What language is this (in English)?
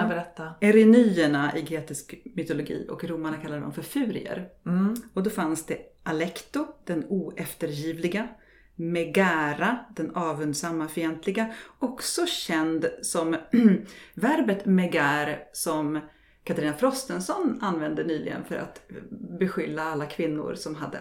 Swedish